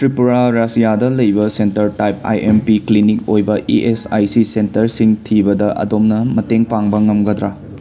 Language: Manipuri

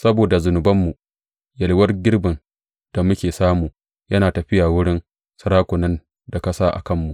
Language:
Hausa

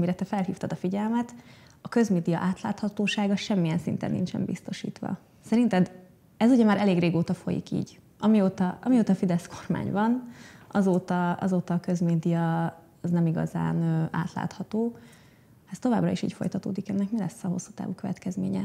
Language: Hungarian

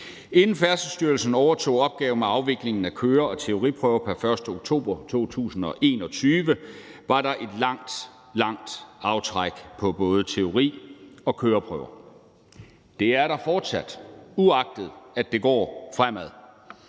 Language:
Danish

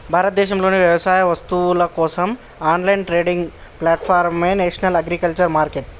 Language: Telugu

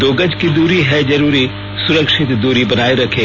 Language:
Hindi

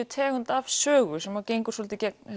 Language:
Icelandic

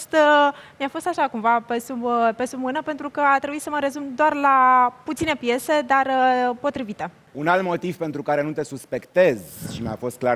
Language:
Romanian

